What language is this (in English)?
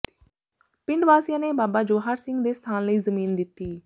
Punjabi